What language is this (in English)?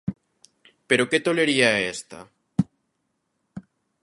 Galician